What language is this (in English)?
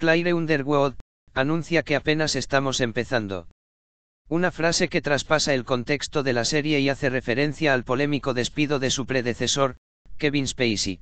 Spanish